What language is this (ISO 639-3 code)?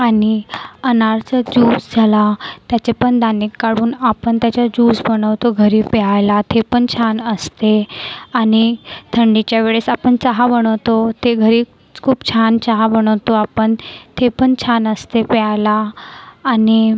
mar